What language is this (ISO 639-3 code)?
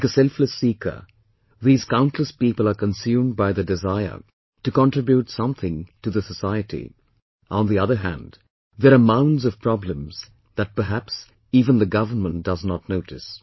eng